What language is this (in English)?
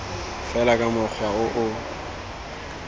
Tswana